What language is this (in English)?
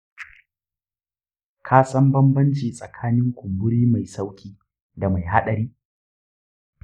Hausa